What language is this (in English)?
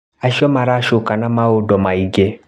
Kikuyu